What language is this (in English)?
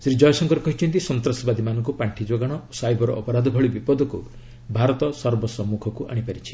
Odia